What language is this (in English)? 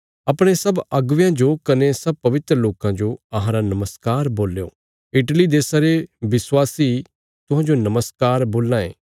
Bilaspuri